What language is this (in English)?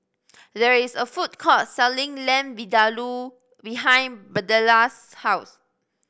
English